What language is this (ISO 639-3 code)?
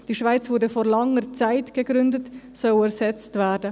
gsw